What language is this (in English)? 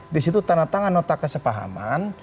Indonesian